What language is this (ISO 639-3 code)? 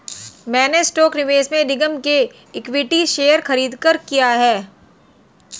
hin